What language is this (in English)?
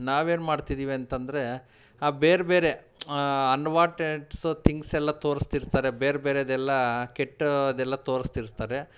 Kannada